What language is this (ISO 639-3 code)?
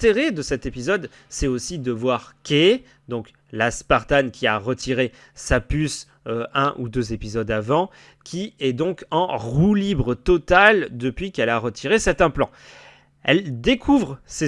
fra